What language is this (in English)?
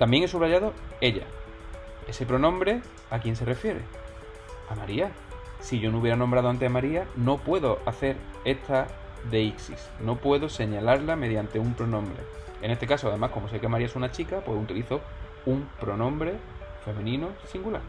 Spanish